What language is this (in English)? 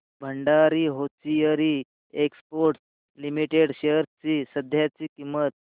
Marathi